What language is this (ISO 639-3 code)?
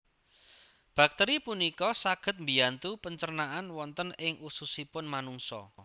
jav